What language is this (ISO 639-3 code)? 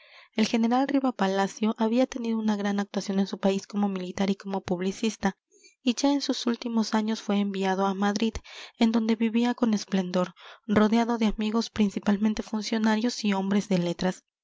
spa